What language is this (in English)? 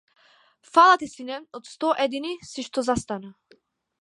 Macedonian